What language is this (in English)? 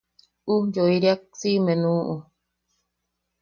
Yaqui